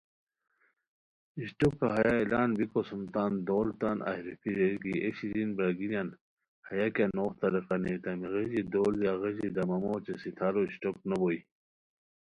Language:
Khowar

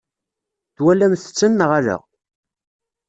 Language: Kabyle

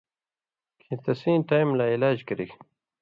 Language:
Indus Kohistani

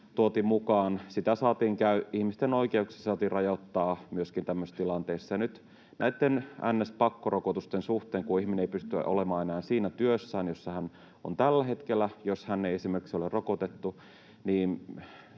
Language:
Finnish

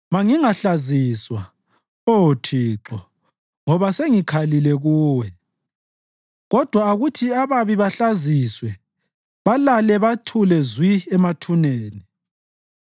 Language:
North Ndebele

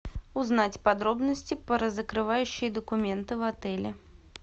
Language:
Russian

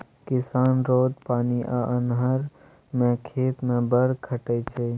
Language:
Maithili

